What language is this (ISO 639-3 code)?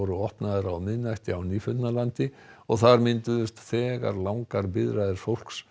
isl